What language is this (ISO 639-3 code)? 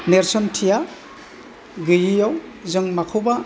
brx